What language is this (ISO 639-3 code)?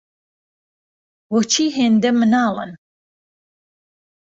ckb